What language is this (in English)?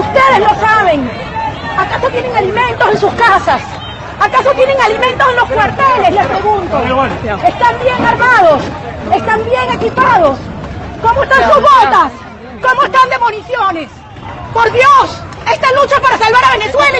Spanish